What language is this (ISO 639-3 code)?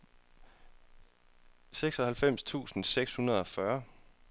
dan